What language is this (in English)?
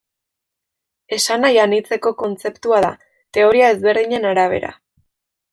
Basque